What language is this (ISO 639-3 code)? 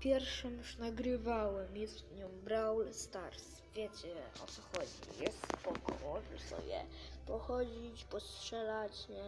pol